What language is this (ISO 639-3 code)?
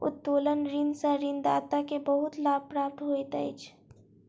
mai